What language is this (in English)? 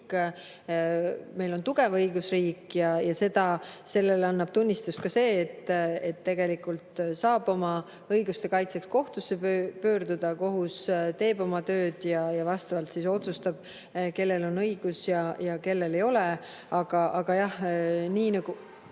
Estonian